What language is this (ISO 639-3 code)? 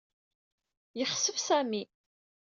kab